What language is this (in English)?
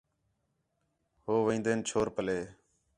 Khetrani